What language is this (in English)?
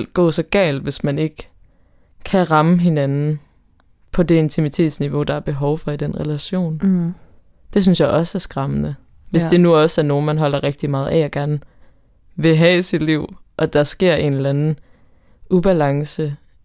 Danish